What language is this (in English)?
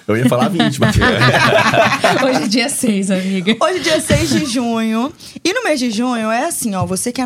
Portuguese